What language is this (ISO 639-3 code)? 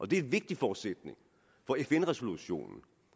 dan